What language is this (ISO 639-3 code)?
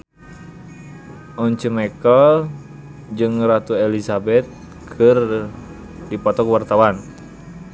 sun